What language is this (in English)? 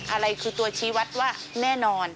Thai